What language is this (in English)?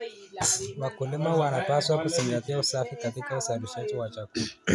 Kalenjin